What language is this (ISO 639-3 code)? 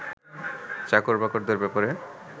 ben